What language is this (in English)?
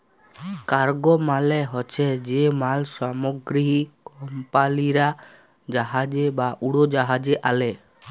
Bangla